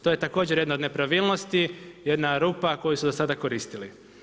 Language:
Croatian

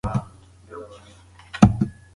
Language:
Pashto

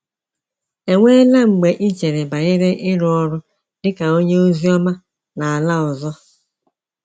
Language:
Igbo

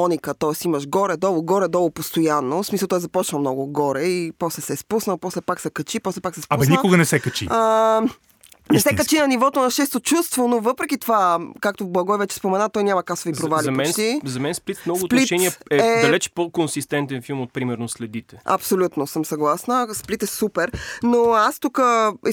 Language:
Bulgarian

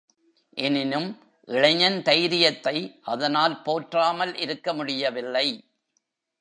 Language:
Tamil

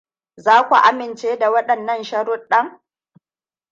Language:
Hausa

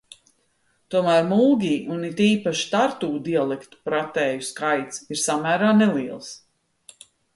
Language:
Latvian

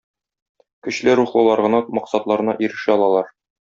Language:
Tatar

